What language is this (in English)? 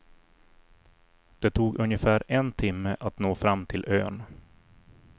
Swedish